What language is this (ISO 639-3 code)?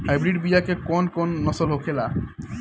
bho